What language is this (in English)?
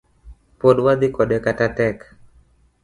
Luo (Kenya and Tanzania)